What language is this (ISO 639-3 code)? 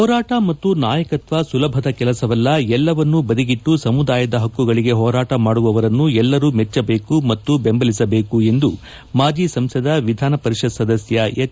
kan